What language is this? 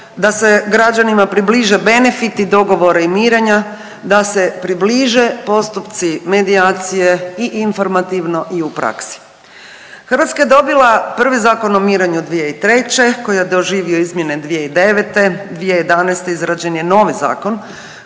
Croatian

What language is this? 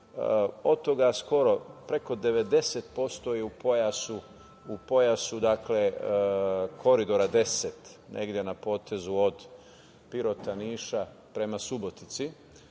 Serbian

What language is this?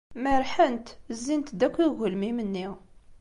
Kabyle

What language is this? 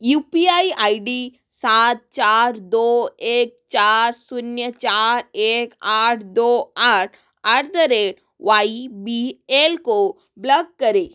Hindi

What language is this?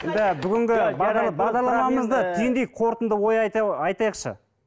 Kazakh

